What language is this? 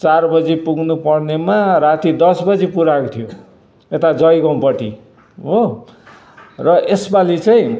Nepali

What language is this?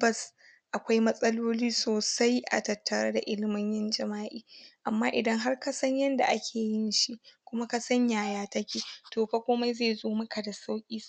Hausa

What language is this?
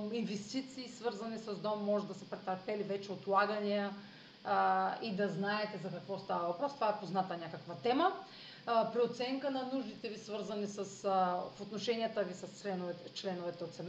Bulgarian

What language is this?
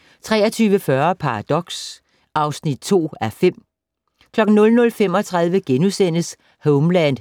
Danish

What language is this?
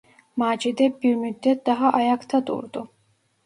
Turkish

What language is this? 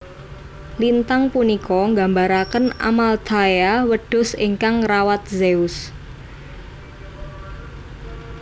Javanese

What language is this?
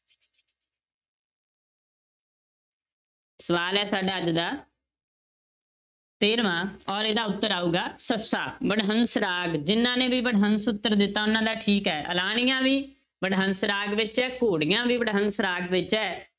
Punjabi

